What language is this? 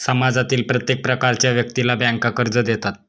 Marathi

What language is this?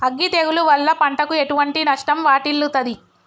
Telugu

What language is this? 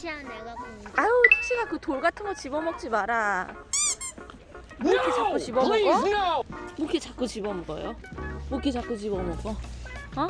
Korean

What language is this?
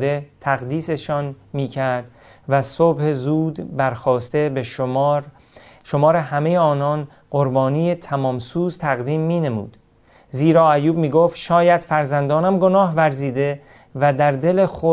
Persian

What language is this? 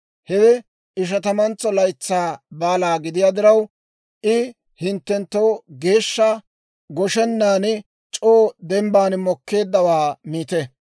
Dawro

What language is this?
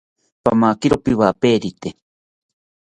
South Ucayali Ashéninka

